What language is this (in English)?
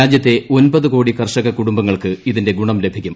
Malayalam